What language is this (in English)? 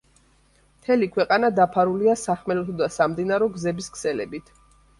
Georgian